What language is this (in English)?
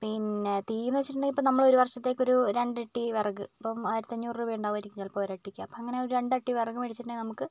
Malayalam